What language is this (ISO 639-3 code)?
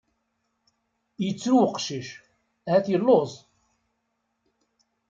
kab